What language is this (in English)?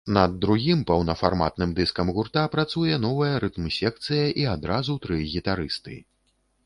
Belarusian